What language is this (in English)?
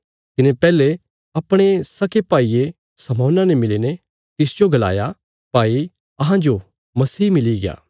Bilaspuri